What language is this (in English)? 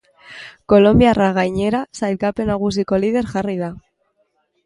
Basque